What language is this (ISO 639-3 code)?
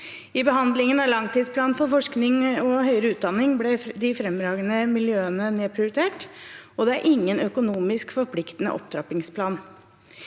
nor